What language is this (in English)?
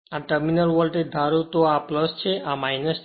Gujarati